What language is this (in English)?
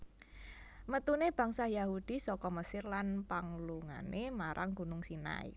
Javanese